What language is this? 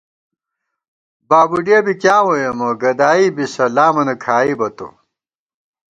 Gawar-Bati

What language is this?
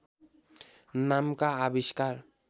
Nepali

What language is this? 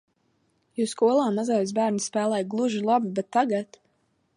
Latvian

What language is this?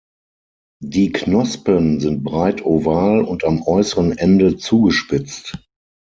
German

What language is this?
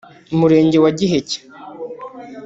Kinyarwanda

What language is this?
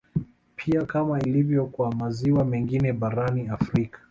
Swahili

